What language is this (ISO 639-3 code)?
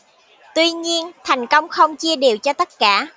vie